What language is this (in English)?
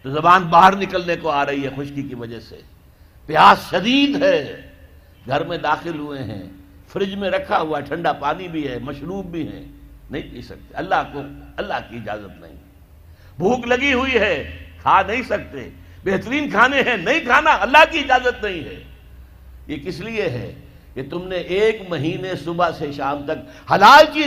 Urdu